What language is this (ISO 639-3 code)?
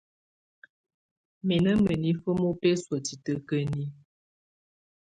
tvu